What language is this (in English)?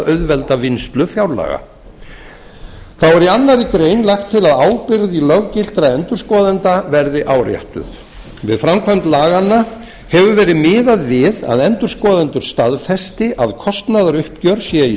Icelandic